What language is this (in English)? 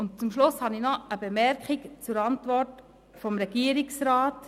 Swiss German